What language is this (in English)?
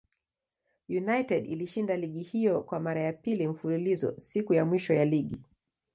Swahili